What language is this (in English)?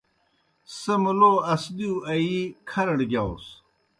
Kohistani Shina